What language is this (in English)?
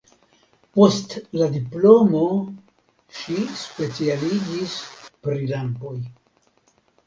Esperanto